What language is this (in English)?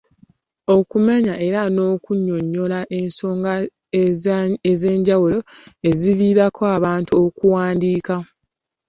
Ganda